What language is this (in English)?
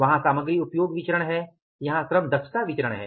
Hindi